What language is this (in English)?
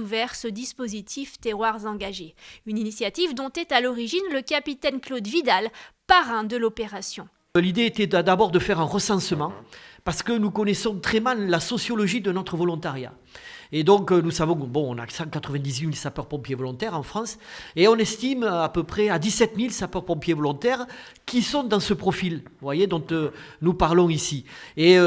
French